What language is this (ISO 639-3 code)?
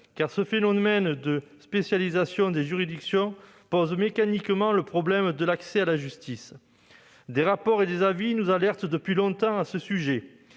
fra